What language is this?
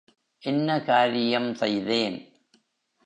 Tamil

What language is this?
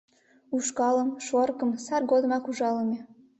Mari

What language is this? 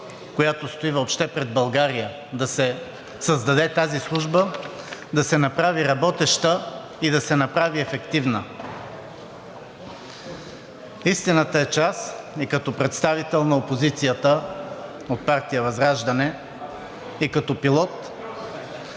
Bulgarian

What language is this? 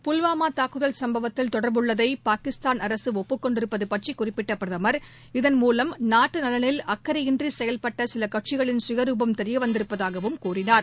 Tamil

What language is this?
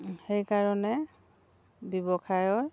Assamese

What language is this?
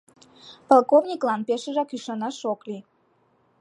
Mari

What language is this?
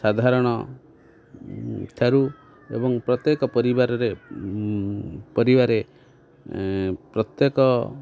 Odia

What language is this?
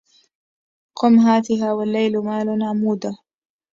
Arabic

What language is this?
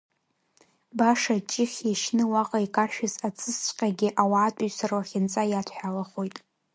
Abkhazian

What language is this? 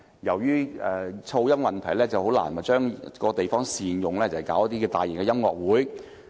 Cantonese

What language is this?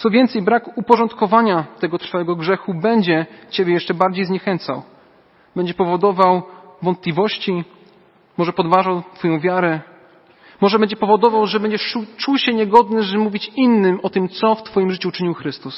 Polish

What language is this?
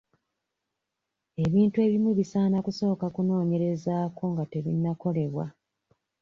Ganda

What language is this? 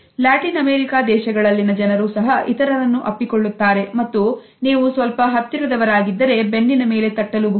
Kannada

